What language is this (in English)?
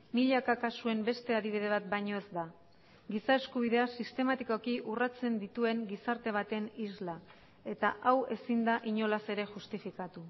Basque